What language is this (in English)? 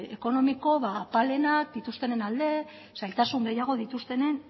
Basque